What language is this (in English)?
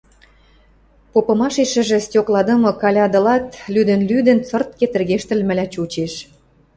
Western Mari